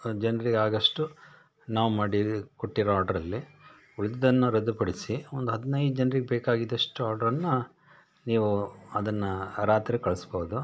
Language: Kannada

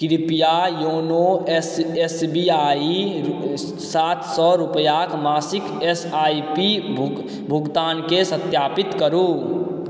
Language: Maithili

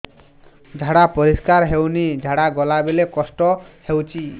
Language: Odia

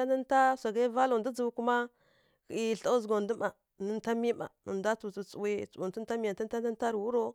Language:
Kirya-Konzəl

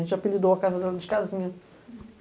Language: Portuguese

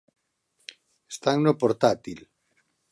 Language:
Galician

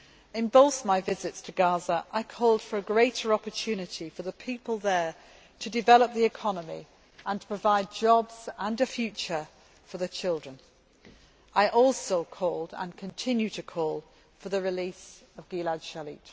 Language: English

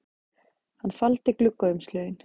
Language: Icelandic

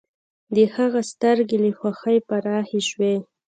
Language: Pashto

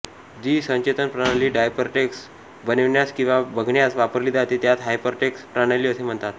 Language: Marathi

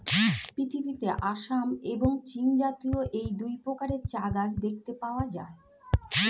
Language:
Bangla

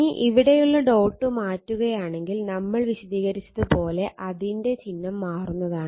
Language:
Malayalam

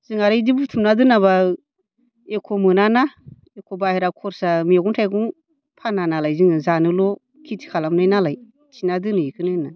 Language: Bodo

